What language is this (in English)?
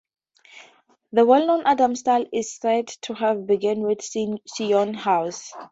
English